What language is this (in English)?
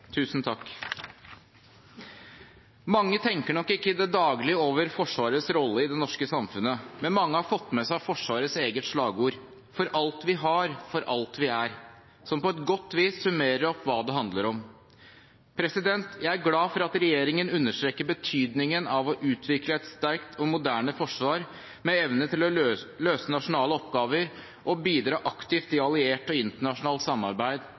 Norwegian Bokmål